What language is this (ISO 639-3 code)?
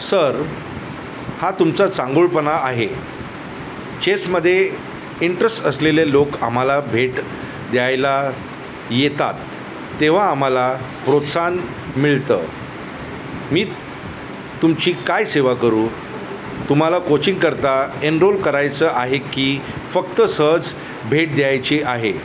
mar